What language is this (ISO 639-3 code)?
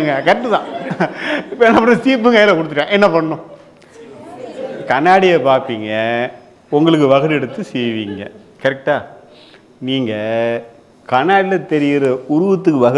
tam